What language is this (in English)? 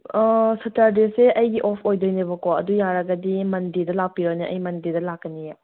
Manipuri